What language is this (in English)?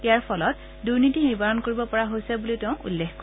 Assamese